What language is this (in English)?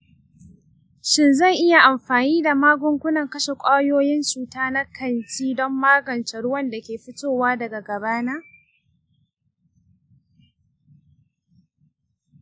Hausa